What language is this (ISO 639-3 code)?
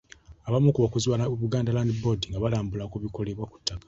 lug